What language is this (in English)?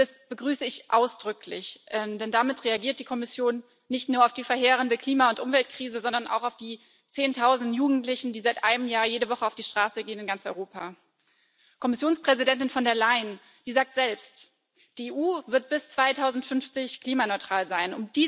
German